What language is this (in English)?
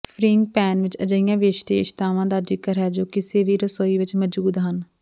Punjabi